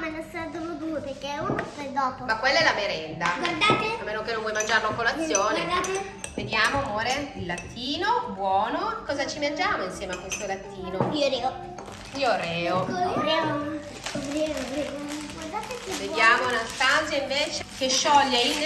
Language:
Italian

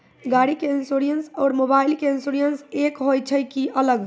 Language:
Maithili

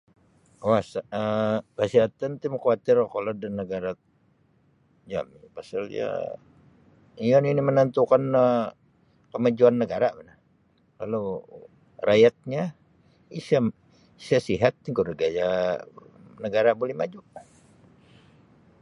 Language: Sabah Bisaya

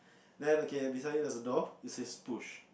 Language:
English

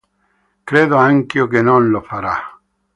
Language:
Italian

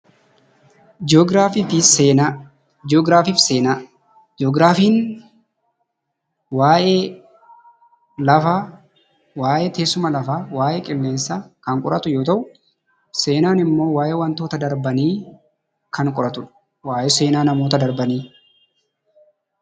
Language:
Oromo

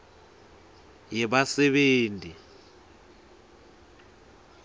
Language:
Swati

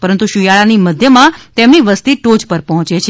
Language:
Gujarati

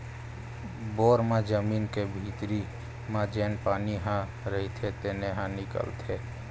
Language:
Chhattisgarhi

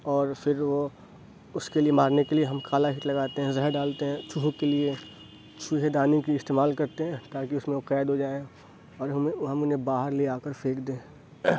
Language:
Urdu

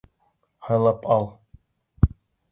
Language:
Bashkir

